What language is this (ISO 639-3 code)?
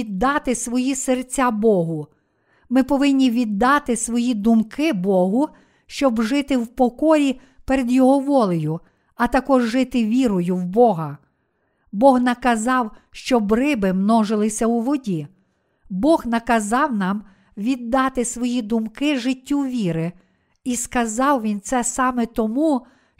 ukr